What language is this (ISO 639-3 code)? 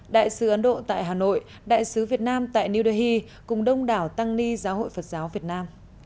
vie